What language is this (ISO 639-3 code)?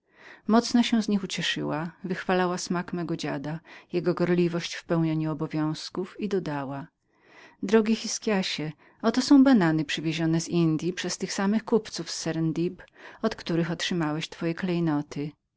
pol